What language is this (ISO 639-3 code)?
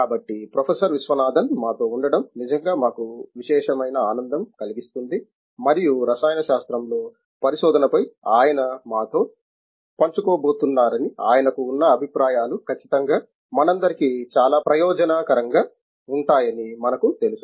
tel